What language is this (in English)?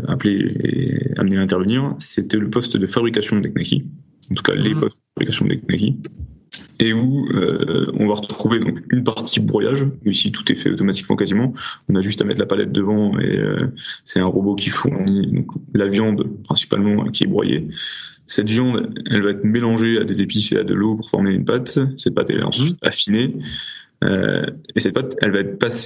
French